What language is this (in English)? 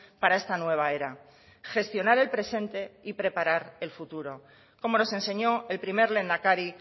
Spanish